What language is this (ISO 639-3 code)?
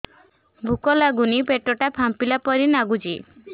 ori